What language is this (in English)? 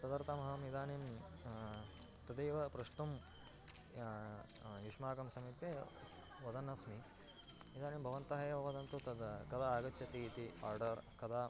Sanskrit